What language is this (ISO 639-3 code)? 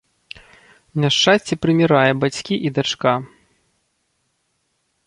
bel